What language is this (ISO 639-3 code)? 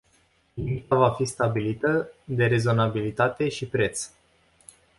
ron